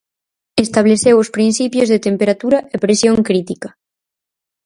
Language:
Galician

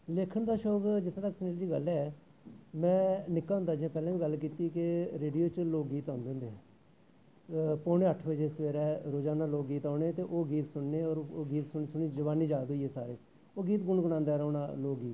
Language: Dogri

